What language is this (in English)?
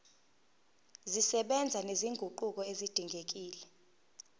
Zulu